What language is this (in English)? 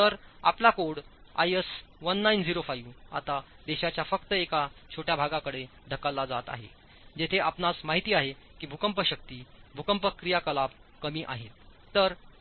Marathi